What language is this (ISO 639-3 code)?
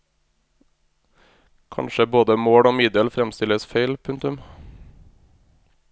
nor